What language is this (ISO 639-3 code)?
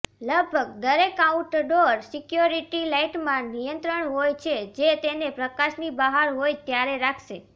guj